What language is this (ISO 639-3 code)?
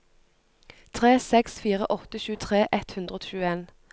nor